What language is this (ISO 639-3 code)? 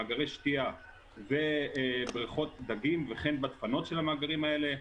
heb